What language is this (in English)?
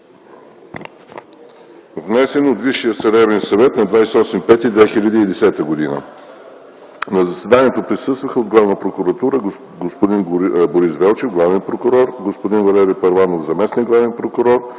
Bulgarian